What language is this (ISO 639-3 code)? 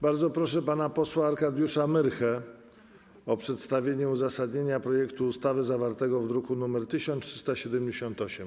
pol